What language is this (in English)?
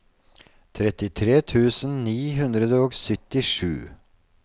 Norwegian